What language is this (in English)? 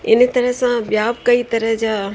Sindhi